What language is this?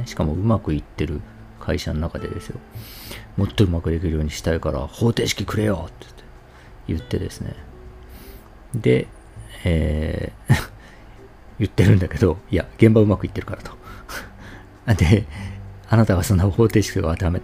Japanese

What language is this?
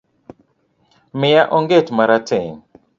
Luo (Kenya and Tanzania)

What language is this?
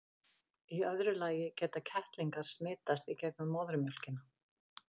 Icelandic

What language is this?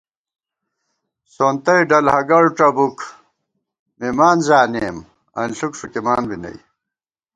Gawar-Bati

